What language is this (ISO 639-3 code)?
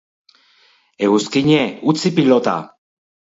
eus